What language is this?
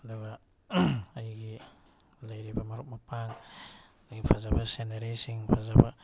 Manipuri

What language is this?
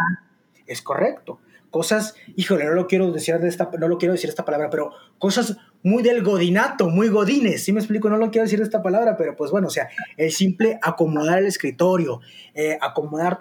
Spanish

